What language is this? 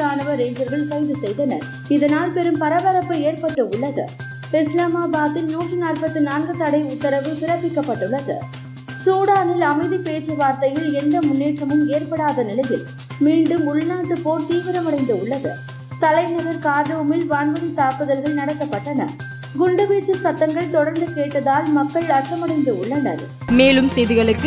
Tamil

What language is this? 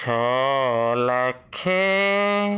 Odia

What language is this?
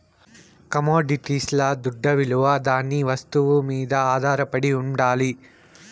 Telugu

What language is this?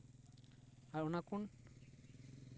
Santali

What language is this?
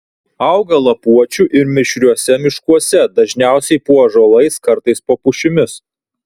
Lithuanian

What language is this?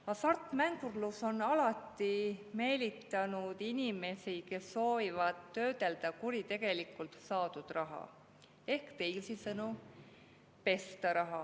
Estonian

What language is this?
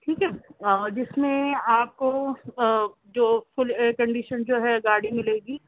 Urdu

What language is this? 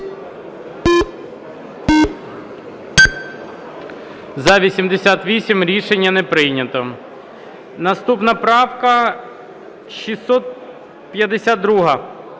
Ukrainian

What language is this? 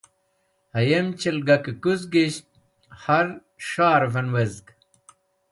Wakhi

